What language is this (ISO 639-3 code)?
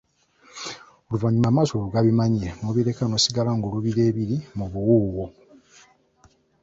lug